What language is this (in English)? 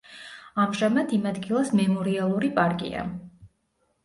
Georgian